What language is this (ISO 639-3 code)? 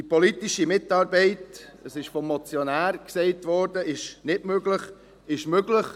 gsw